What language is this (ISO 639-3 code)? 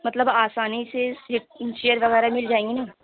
urd